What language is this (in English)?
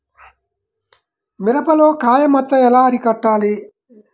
Telugu